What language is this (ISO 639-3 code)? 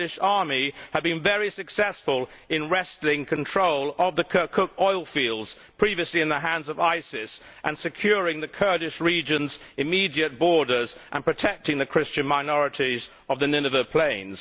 eng